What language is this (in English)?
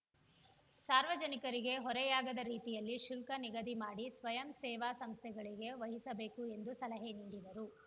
Kannada